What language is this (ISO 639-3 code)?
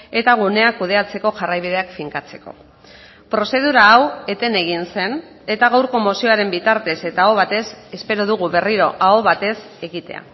eus